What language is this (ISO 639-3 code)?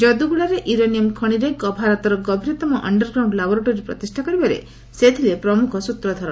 ori